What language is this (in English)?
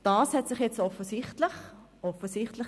Swiss German